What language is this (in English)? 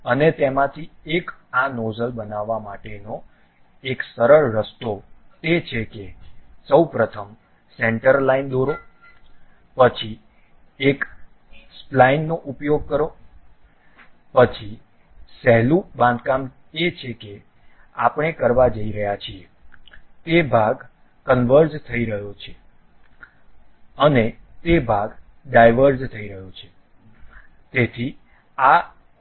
Gujarati